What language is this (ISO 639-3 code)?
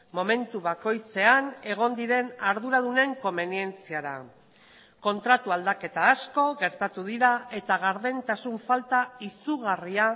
eus